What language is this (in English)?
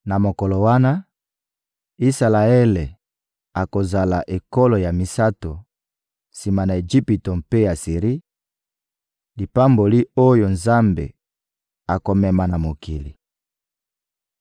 Lingala